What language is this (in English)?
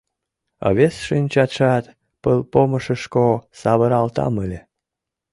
Mari